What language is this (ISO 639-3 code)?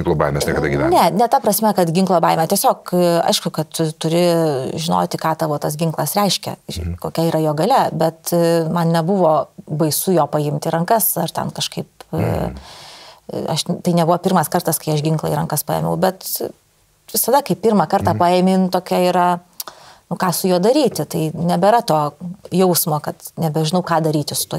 lit